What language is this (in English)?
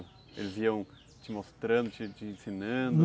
Portuguese